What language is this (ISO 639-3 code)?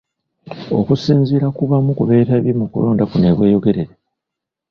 lug